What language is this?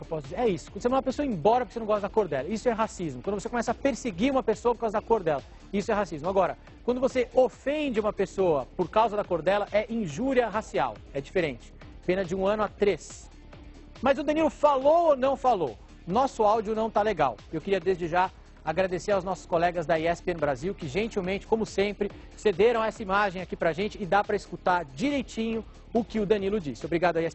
Portuguese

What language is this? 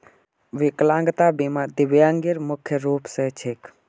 Magahi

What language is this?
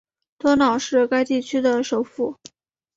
Chinese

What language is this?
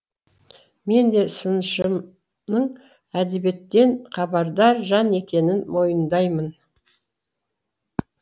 Kazakh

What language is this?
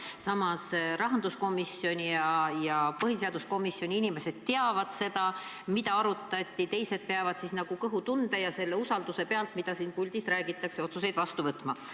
Estonian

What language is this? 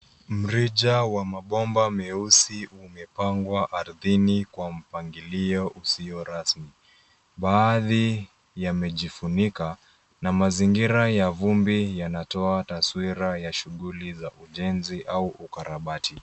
Swahili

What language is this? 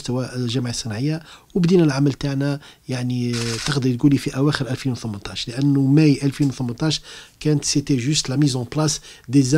Arabic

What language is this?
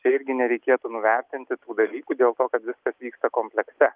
Lithuanian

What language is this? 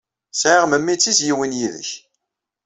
Kabyle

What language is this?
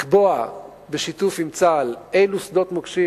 Hebrew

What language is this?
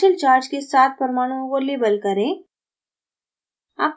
Hindi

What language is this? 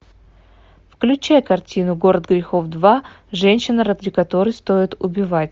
Russian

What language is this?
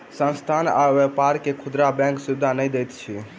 Maithili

